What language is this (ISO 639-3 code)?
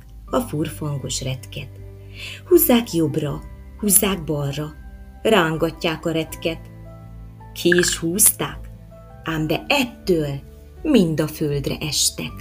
hun